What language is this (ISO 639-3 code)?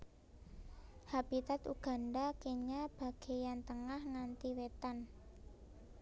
jav